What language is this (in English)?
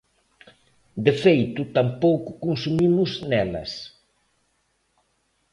Galician